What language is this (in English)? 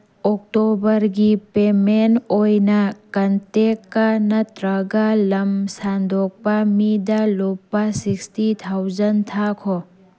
Manipuri